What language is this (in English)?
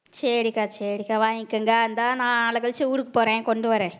Tamil